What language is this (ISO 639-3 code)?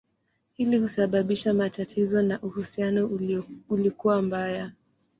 swa